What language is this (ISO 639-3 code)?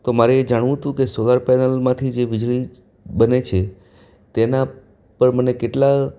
guj